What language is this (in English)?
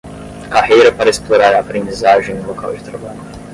Portuguese